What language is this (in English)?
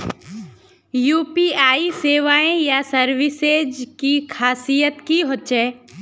Magahi